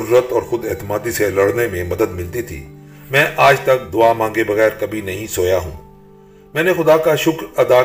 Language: Urdu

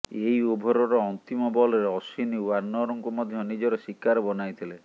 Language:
Odia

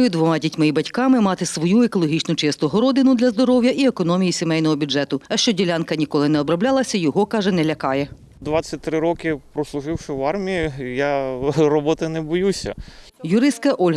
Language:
Ukrainian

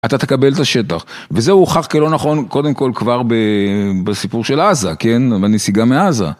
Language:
Hebrew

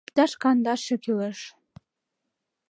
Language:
Mari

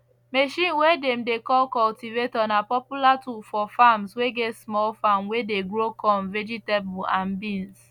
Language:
Nigerian Pidgin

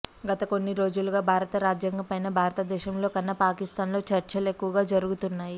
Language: Telugu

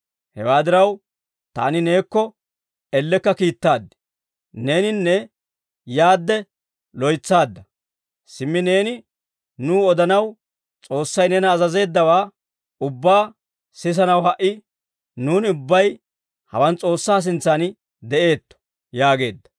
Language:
Dawro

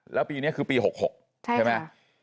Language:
Thai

